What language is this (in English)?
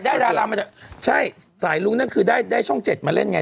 Thai